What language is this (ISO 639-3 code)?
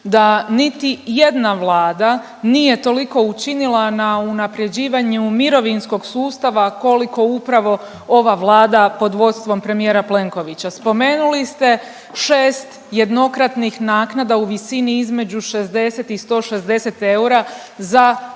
hrv